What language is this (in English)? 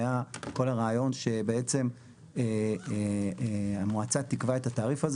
Hebrew